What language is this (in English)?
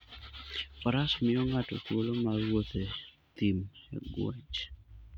Luo (Kenya and Tanzania)